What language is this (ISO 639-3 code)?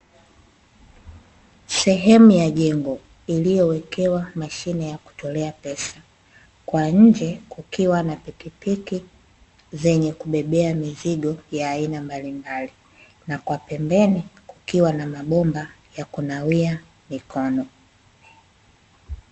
swa